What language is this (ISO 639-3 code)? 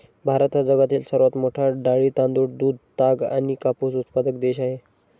mar